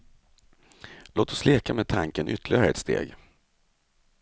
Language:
Swedish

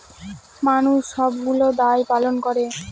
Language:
Bangla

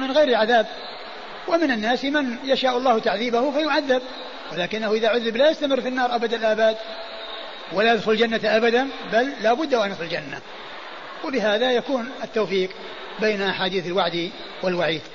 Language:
Arabic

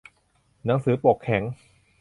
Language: Thai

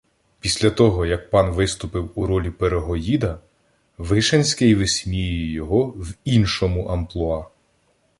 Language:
Ukrainian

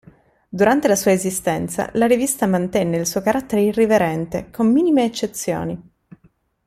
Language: Italian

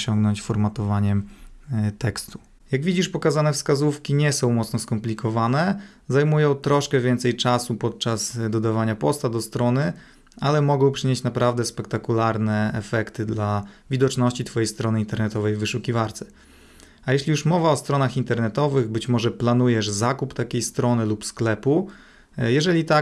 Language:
Polish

